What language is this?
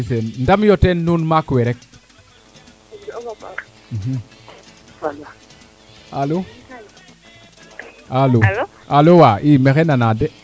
Serer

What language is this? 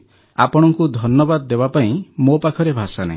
Odia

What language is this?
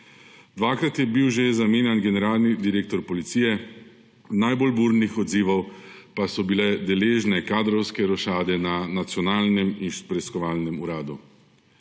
Slovenian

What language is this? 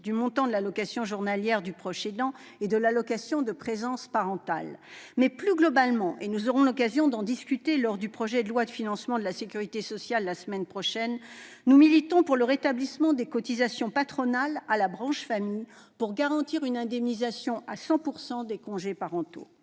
French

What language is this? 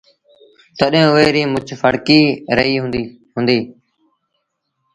Sindhi Bhil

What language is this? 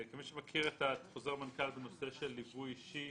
Hebrew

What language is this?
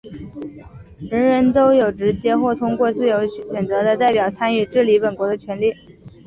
Chinese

